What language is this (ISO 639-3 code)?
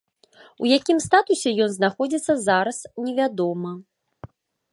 bel